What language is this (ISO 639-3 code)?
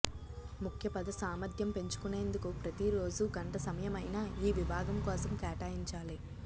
tel